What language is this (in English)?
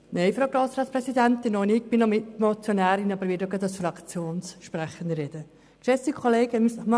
Swiss German